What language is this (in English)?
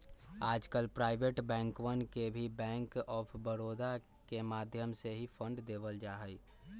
Magahi